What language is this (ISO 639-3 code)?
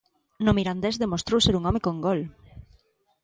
glg